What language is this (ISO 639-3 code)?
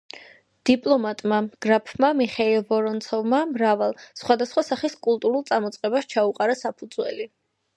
kat